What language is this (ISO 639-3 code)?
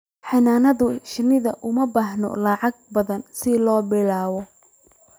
som